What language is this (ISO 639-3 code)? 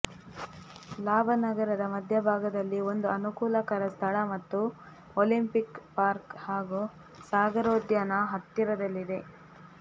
kan